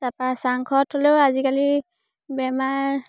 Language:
Assamese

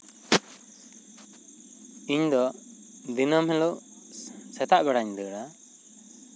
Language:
Santali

